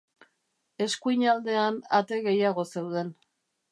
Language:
Basque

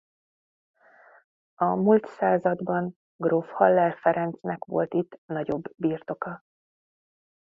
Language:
Hungarian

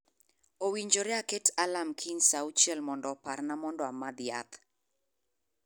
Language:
Luo (Kenya and Tanzania)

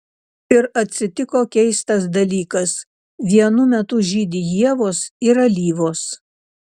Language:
Lithuanian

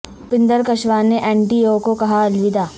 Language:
Urdu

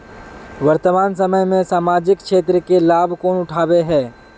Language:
Magahi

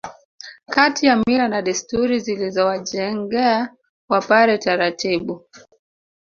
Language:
Swahili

